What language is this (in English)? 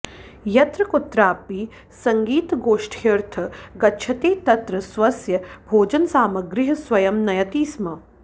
Sanskrit